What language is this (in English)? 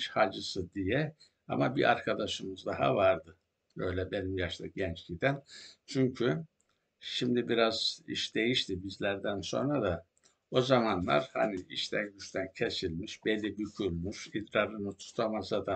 Turkish